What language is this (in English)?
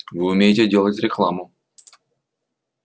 Russian